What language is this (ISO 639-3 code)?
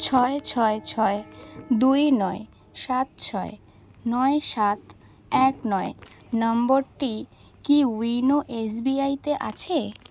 ben